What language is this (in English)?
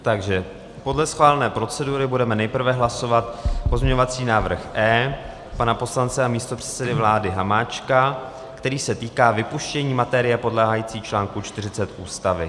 Czech